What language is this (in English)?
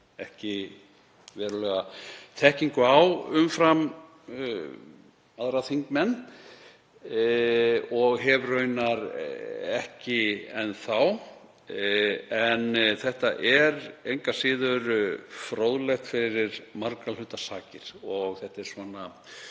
Icelandic